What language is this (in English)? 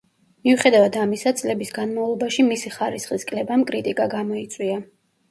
Georgian